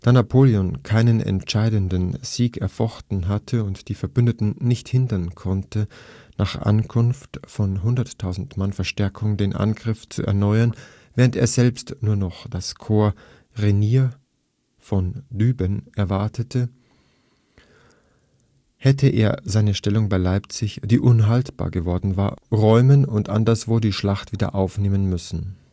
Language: German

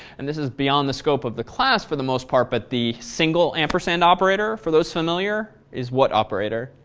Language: English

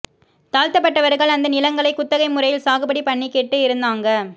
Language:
Tamil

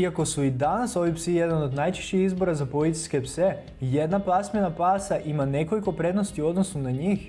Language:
Croatian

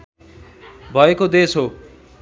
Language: Nepali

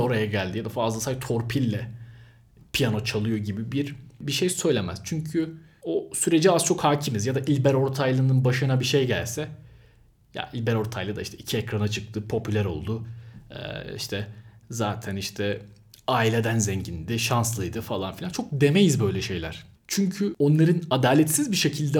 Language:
Turkish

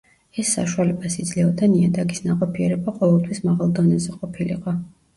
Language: Georgian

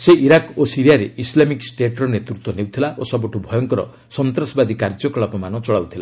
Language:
Odia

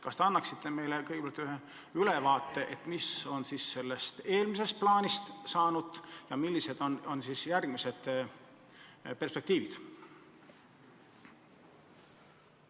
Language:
Estonian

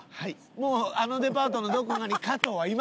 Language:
Japanese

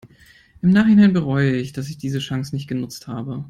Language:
German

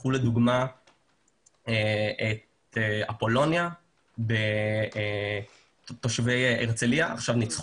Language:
Hebrew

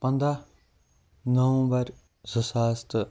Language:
Kashmiri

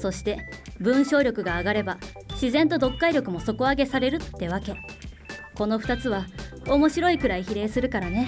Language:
Japanese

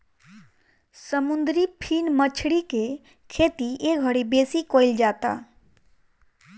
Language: Bhojpuri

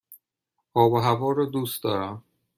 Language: Persian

